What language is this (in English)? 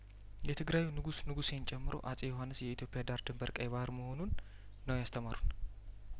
Amharic